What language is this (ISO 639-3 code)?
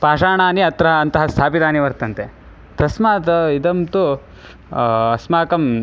san